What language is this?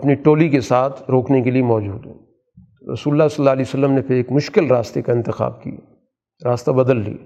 Urdu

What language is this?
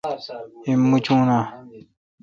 Kalkoti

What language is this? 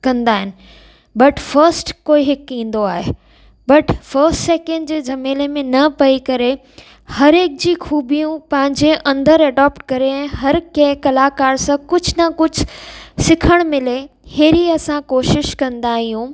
Sindhi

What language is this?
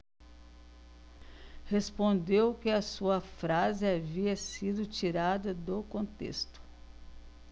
Portuguese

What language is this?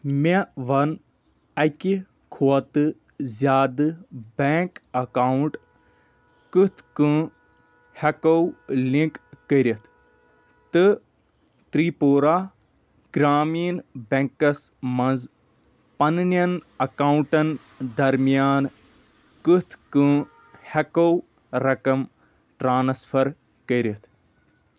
Kashmiri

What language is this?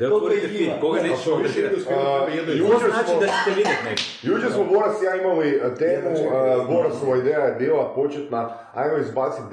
Croatian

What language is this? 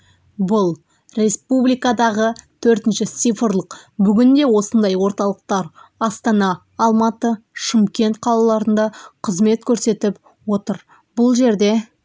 Kazakh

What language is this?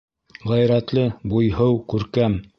Bashkir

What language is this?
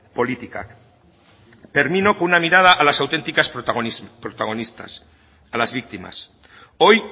Spanish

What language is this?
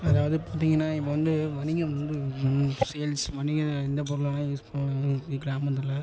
Tamil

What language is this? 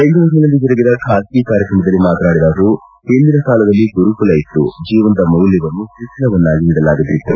Kannada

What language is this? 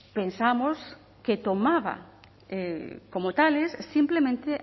Spanish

